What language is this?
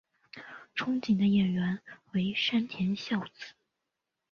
Chinese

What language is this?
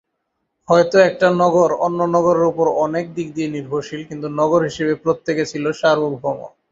Bangla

